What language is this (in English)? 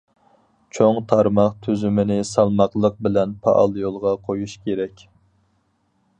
Uyghur